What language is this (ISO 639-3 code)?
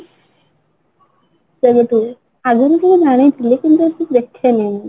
ori